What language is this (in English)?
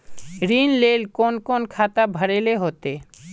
Magahi